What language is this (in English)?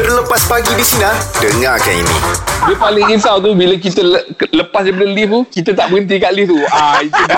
Malay